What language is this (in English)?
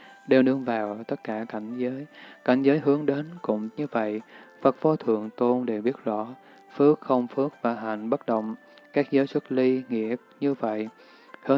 Vietnamese